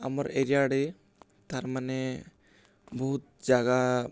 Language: Odia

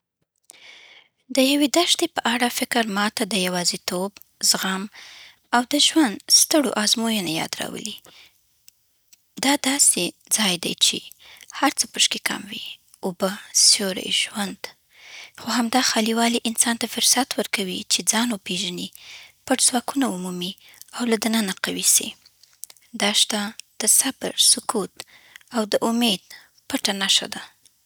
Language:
Southern Pashto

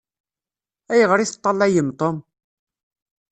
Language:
Kabyle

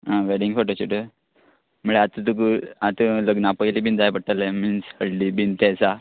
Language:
Konkani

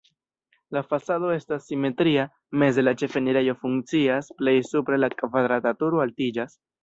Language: Esperanto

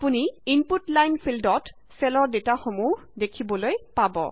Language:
Assamese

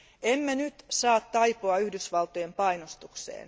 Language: Finnish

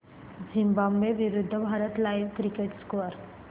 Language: Marathi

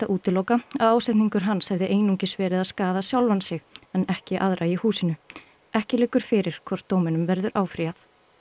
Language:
Icelandic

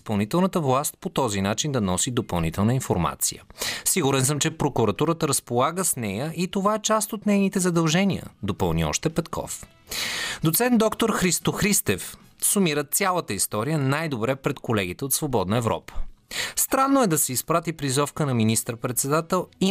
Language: Bulgarian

